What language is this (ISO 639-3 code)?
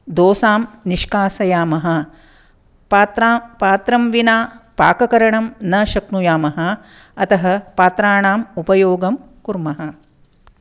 san